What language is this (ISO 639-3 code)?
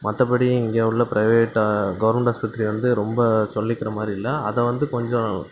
tam